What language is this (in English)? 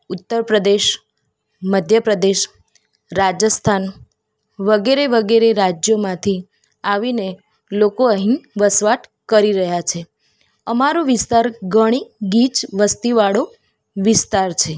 Gujarati